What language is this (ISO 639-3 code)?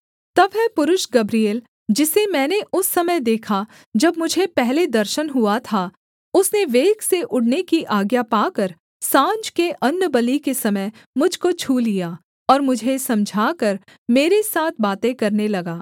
hin